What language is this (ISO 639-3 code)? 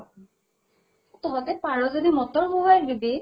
asm